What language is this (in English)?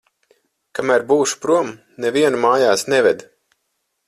Latvian